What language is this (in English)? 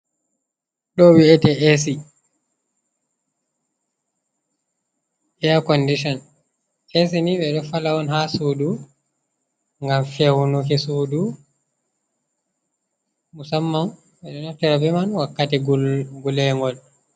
Fula